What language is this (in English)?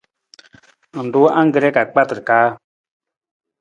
Nawdm